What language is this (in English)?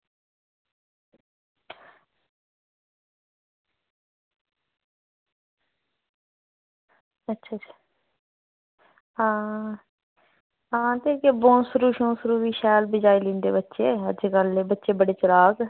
Dogri